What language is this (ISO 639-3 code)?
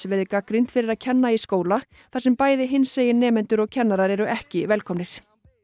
isl